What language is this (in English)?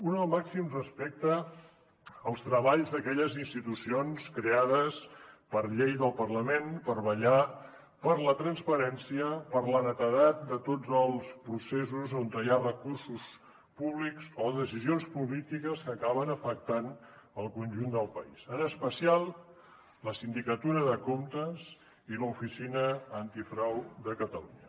Catalan